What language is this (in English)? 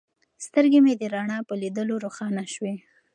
Pashto